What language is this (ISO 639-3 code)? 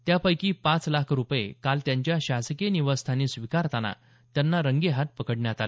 mar